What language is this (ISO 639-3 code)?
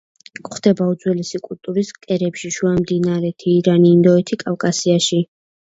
kat